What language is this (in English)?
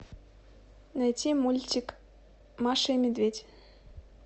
Russian